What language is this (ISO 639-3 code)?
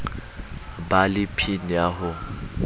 sot